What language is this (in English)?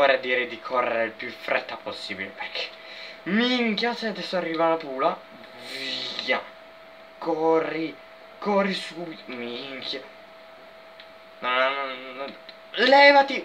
Italian